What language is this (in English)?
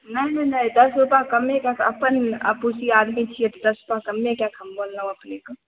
Maithili